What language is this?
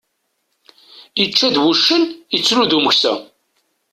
Kabyle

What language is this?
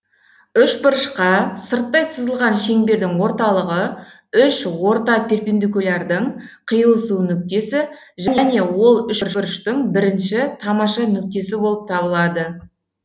Kazakh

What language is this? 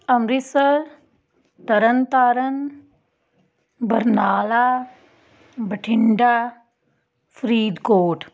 Punjabi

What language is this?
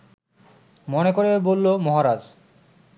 Bangla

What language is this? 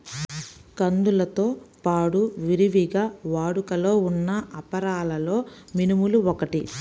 Telugu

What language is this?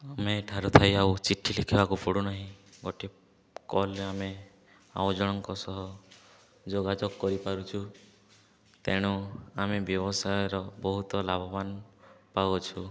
Odia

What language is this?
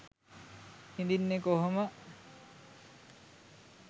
Sinhala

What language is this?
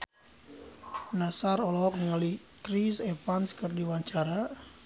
Sundanese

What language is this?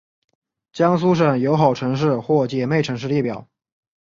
Chinese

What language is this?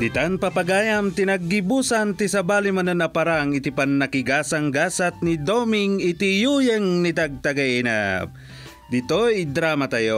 Filipino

